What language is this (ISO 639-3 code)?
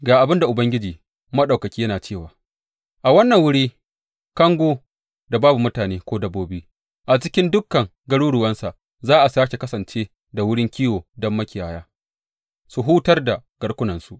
hau